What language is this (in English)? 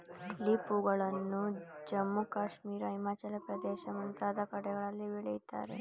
Kannada